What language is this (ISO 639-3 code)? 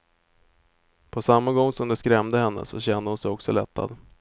swe